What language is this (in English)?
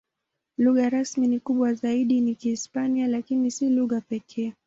Swahili